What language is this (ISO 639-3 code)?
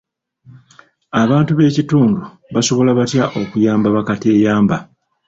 lug